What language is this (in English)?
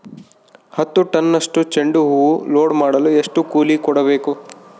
Kannada